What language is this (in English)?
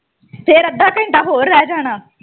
Punjabi